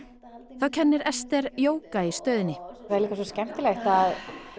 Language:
Icelandic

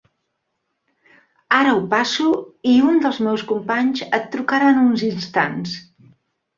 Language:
Catalan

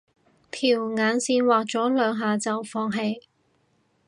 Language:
Cantonese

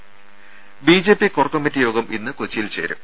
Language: Malayalam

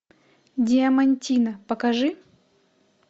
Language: Russian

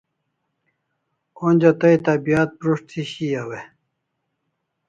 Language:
Kalasha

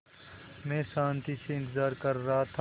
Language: Hindi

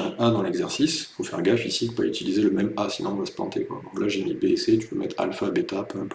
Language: French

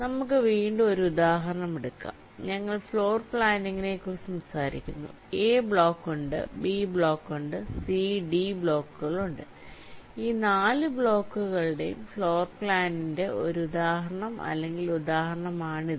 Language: Malayalam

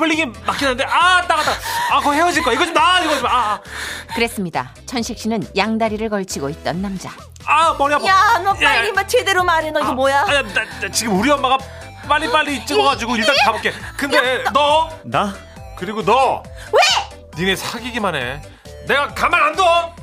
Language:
Korean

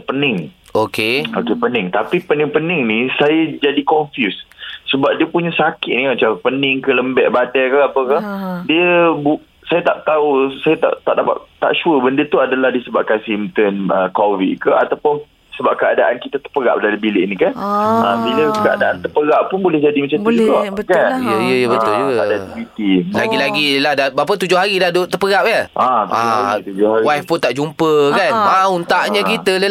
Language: Malay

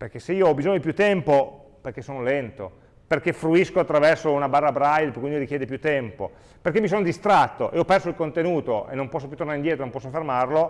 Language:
Italian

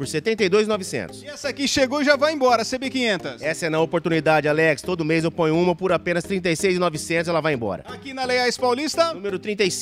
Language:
Portuguese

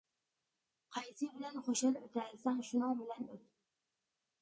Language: Uyghur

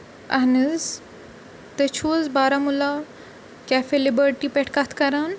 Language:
Kashmiri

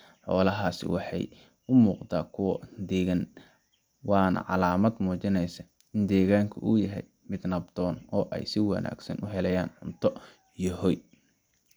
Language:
Somali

